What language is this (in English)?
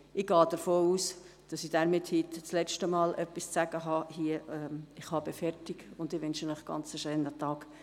Swiss German